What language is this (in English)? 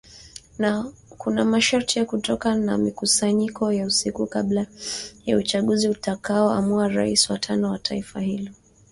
Swahili